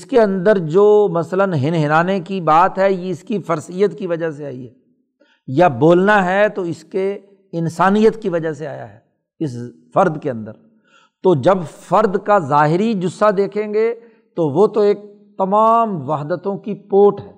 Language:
Urdu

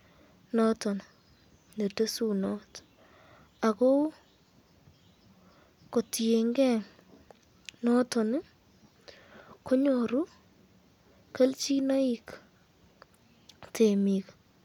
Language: Kalenjin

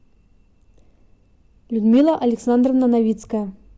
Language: Russian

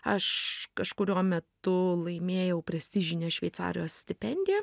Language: Lithuanian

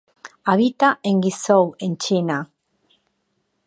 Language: Spanish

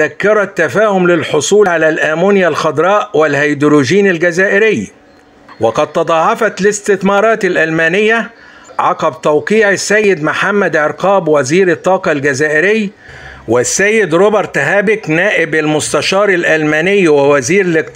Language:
Arabic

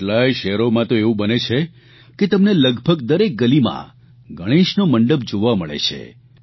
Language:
Gujarati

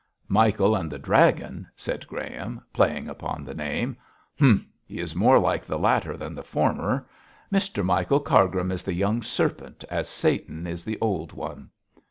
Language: English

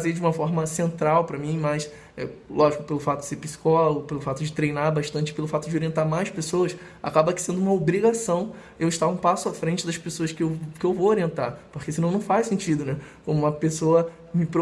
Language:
Portuguese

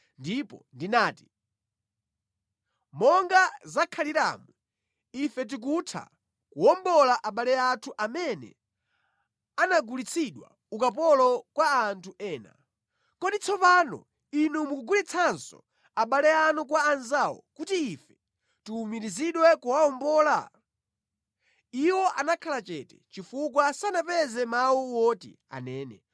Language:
Nyanja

